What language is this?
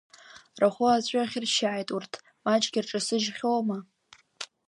Abkhazian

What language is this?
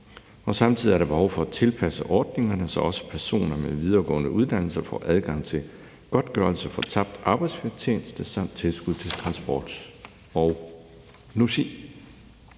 Danish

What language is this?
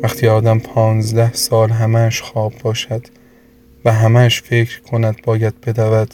Persian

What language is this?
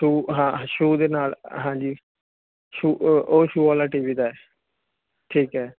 Punjabi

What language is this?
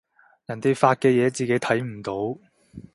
Cantonese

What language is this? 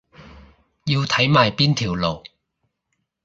Cantonese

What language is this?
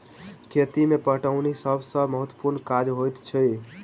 Maithili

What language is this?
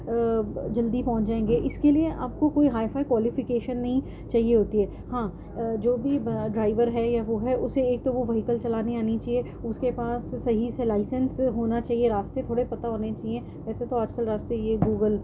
Urdu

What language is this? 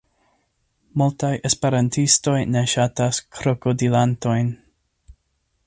Esperanto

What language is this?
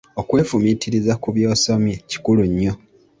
Ganda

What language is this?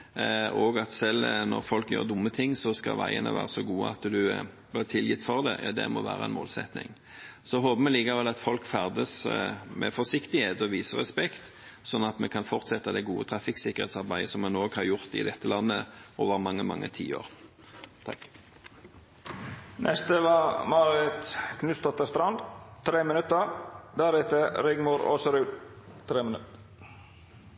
Norwegian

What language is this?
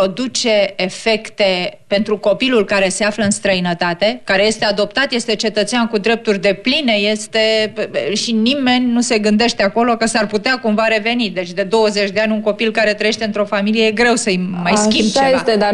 Romanian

